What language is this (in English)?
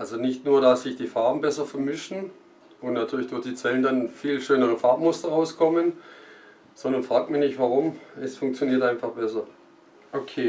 German